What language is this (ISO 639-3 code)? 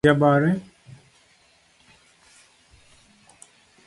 luo